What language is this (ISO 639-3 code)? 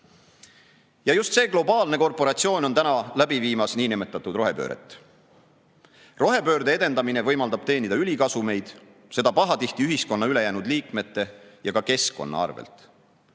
est